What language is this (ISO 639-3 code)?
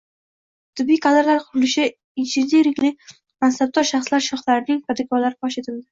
uzb